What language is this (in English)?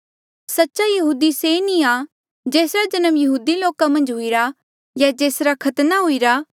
Mandeali